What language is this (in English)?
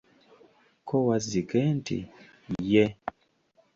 Ganda